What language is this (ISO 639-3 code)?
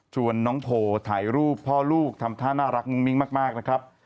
tha